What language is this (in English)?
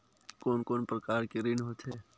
Chhattisgarhi